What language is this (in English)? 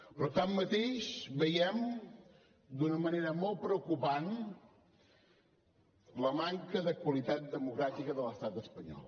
Catalan